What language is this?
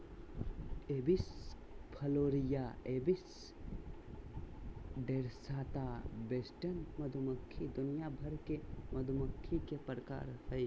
Magahi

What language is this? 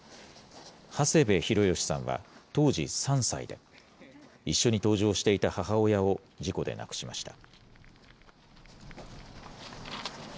Japanese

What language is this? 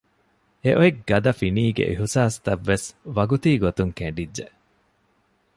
Divehi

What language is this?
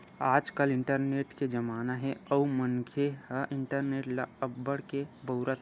Chhattisgarhi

